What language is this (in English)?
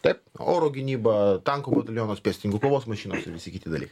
Lithuanian